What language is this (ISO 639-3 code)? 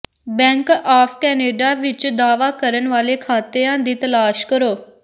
pan